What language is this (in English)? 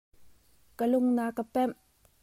Hakha Chin